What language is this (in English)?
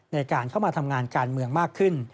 Thai